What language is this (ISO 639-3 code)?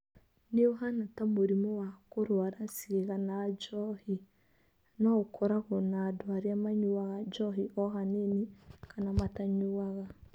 kik